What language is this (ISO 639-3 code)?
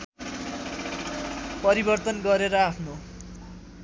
nep